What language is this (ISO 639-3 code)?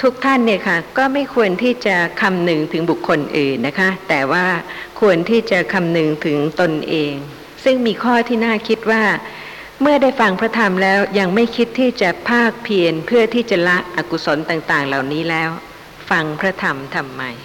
tha